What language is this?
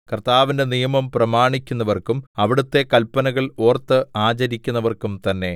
Malayalam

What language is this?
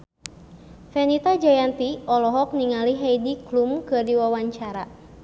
Sundanese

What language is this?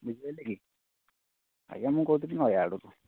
Odia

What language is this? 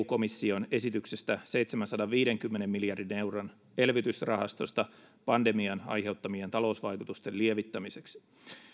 Finnish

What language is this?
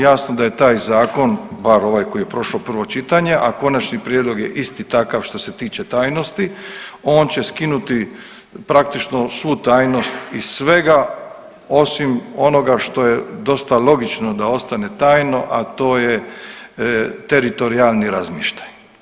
Croatian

